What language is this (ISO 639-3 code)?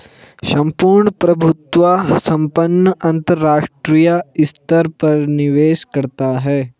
hin